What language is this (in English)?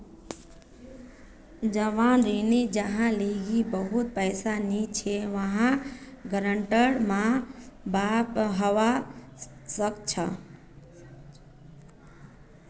Magahi